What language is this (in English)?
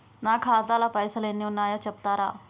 Telugu